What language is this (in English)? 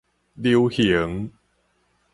Min Nan Chinese